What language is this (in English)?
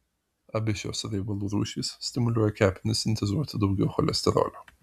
Lithuanian